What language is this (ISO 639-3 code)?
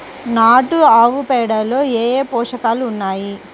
tel